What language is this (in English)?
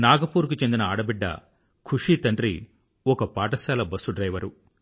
Telugu